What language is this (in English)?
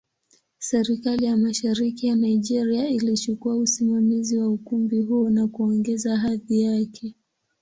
Swahili